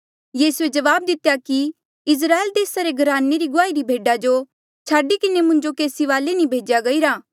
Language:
Mandeali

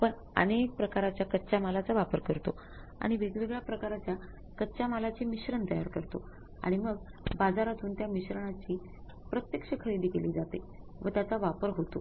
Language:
Marathi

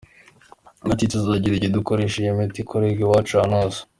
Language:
Kinyarwanda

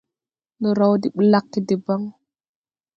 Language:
Tupuri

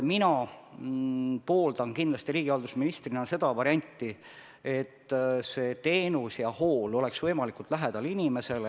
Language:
Estonian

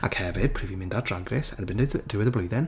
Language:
Welsh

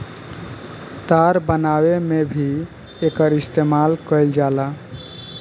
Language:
Bhojpuri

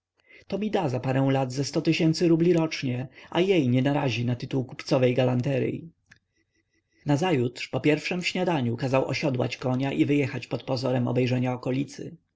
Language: Polish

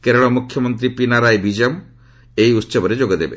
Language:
Odia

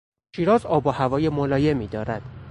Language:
Persian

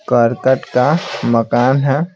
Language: Hindi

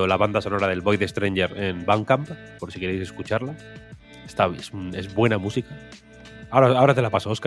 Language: Spanish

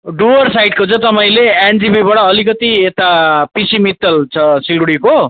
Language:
Nepali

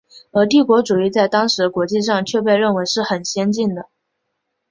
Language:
Chinese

